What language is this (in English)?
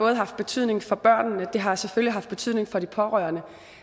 Danish